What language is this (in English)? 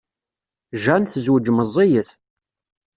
Kabyle